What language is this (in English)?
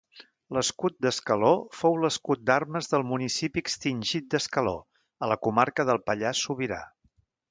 Catalan